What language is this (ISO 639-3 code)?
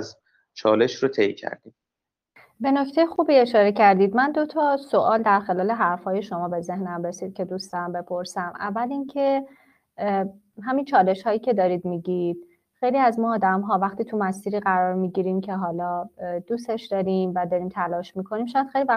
fas